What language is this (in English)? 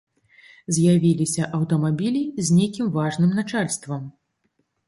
Belarusian